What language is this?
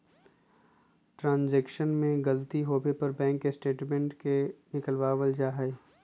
Magahi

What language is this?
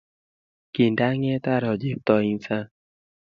Kalenjin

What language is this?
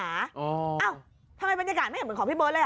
Thai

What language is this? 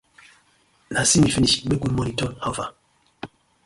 Nigerian Pidgin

